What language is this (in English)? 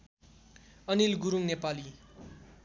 Nepali